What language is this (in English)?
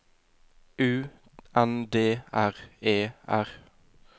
Norwegian